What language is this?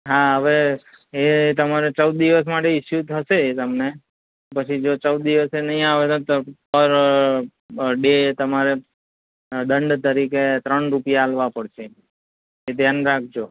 Gujarati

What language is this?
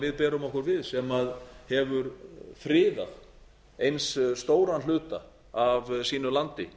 Icelandic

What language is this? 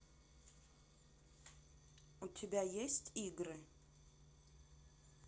Russian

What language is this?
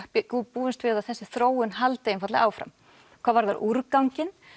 Icelandic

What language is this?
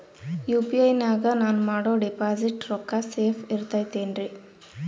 Kannada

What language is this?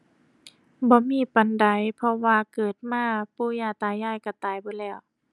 Thai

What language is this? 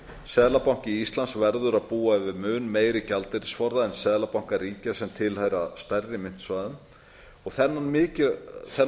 Icelandic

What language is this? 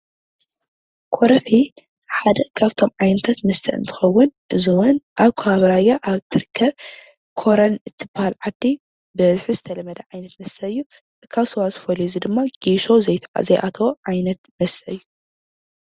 Tigrinya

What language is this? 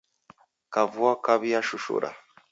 Taita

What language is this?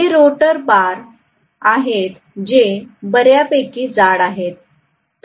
Marathi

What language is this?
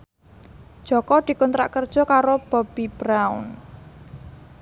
Javanese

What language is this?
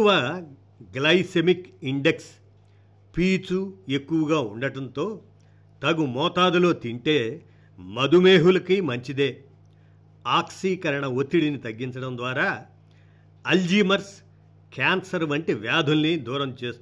Telugu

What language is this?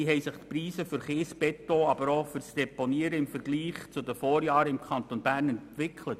Swiss German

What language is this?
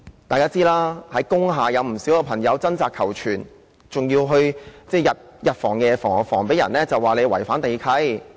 Cantonese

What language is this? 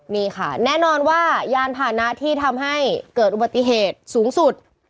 Thai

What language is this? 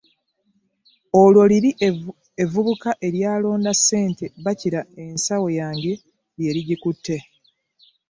Ganda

